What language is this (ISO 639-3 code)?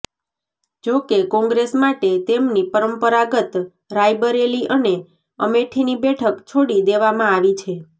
guj